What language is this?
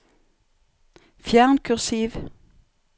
Norwegian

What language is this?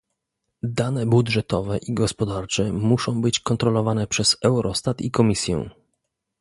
Polish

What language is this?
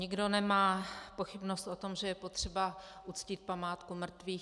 Czech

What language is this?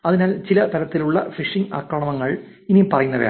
Malayalam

